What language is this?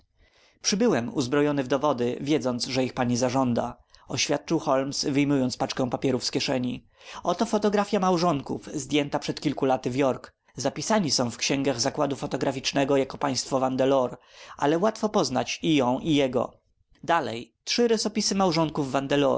Polish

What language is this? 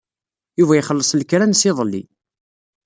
Kabyle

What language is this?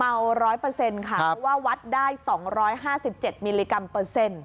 Thai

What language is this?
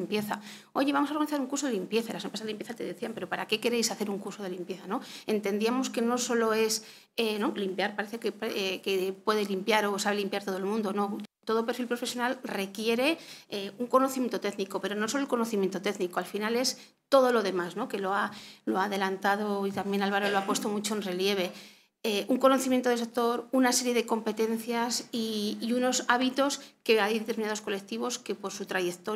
Spanish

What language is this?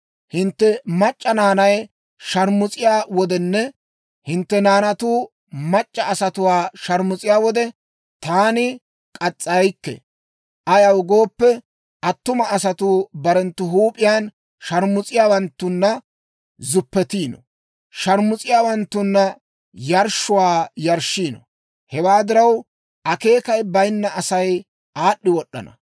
Dawro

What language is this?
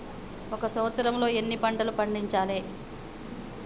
Telugu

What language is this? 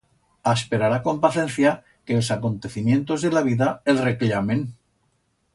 Aragonese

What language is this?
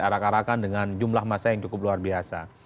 Indonesian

